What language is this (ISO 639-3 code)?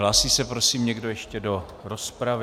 ces